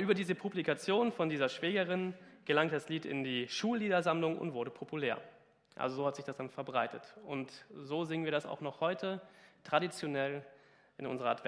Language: German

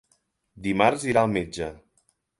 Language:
Catalan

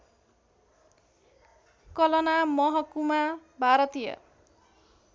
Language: Nepali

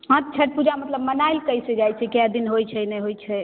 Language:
Maithili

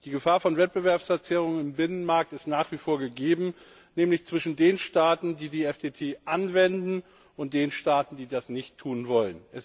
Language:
German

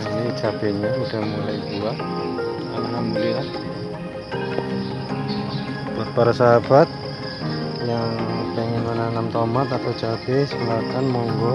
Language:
Indonesian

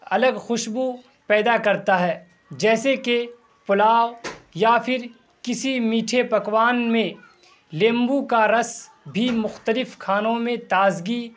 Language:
Urdu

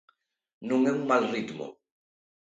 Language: Galician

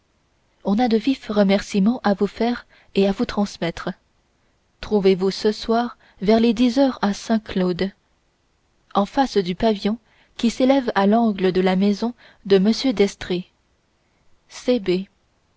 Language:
French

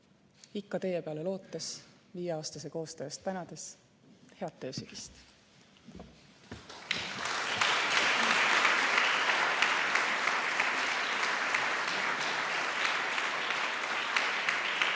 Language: Estonian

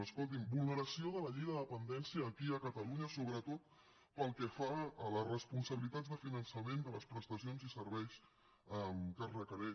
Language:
Catalan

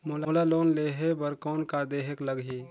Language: Chhattisgarhi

